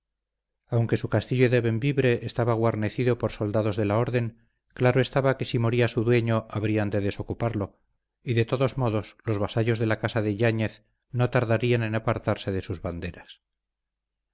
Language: Spanish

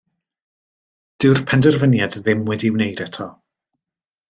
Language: Welsh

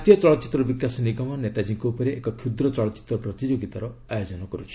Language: Odia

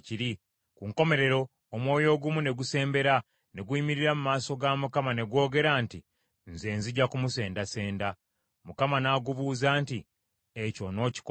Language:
Ganda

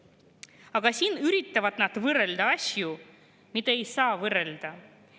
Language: Estonian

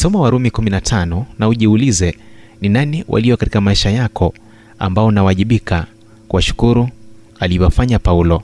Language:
Swahili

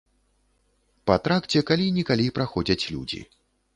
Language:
Belarusian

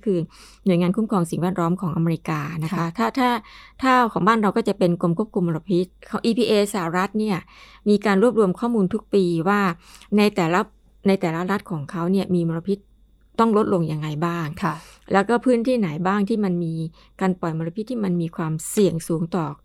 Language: Thai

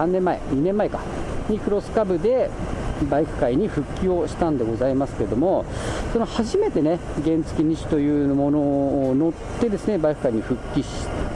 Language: Japanese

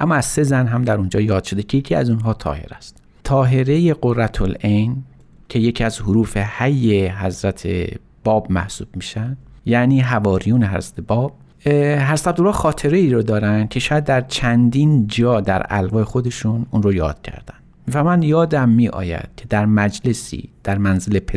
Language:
Persian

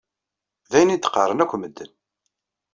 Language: Kabyle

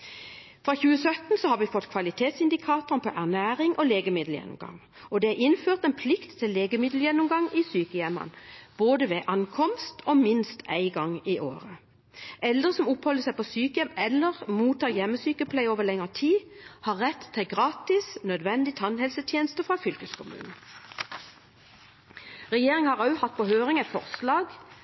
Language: Norwegian Bokmål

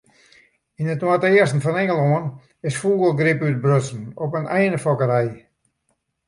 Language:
Western Frisian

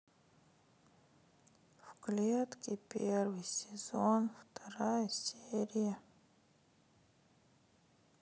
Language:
Russian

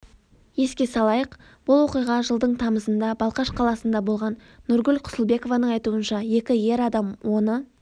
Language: Kazakh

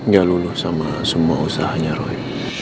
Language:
Indonesian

